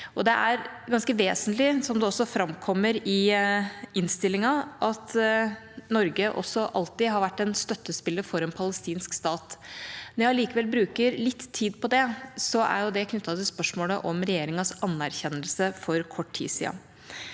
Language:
Norwegian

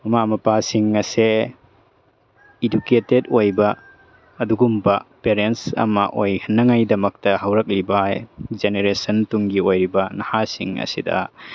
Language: Manipuri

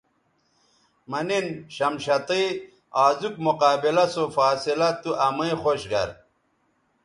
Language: Bateri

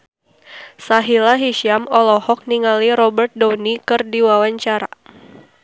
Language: Sundanese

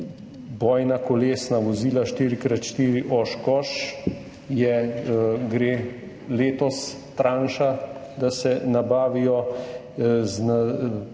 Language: Slovenian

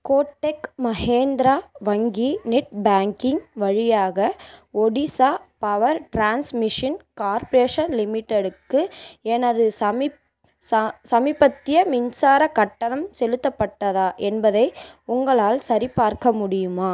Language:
Tamil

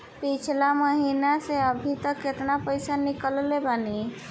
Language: Bhojpuri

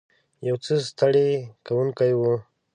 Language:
Pashto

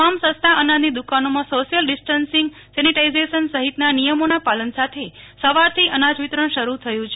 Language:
Gujarati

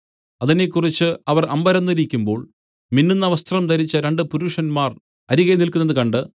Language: Malayalam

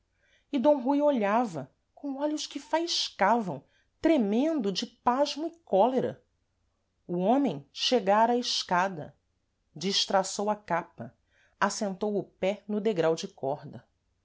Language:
Portuguese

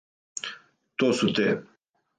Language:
Serbian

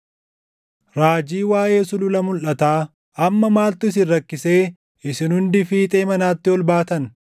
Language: Oromo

